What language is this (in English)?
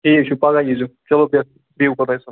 Kashmiri